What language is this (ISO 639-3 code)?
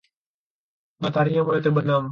ind